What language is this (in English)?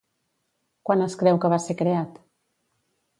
Catalan